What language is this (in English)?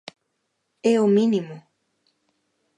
Galician